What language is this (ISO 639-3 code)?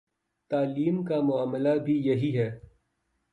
urd